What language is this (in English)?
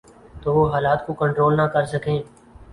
Urdu